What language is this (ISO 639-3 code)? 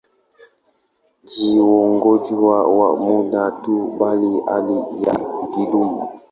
swa